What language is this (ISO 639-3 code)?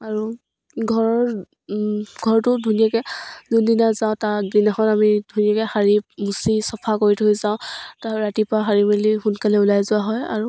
asm